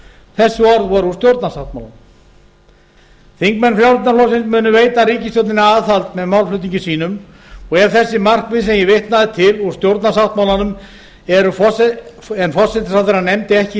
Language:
Icelandic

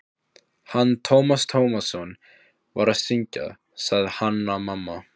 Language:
Icelandic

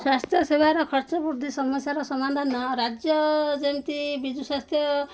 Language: Odia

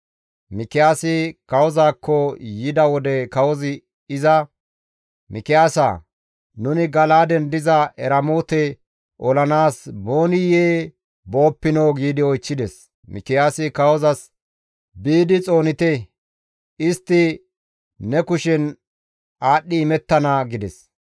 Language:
Gamo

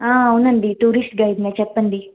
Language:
Telugu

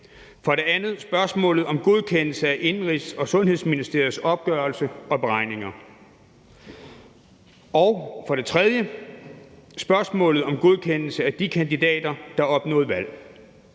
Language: Danish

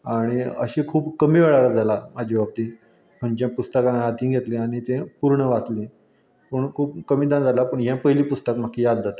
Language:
Konkani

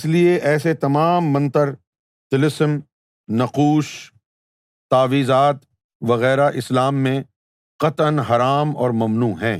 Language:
Urdu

